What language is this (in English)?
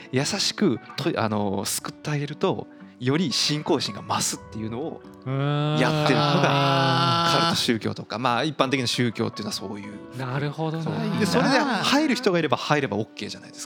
Japanese